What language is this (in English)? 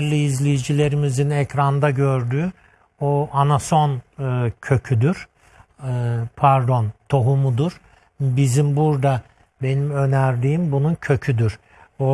Turkish